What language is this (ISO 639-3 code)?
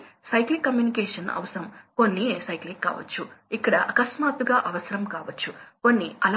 tel